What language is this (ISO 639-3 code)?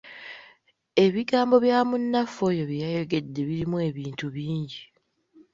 lug